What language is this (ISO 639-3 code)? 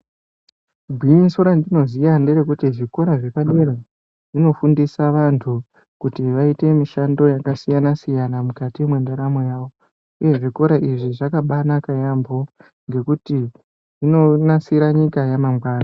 ndc